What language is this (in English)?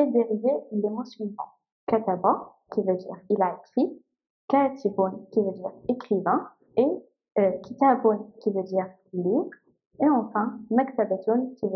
French